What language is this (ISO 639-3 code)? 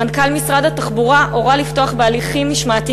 heb